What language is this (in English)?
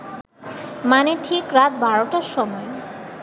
Bangla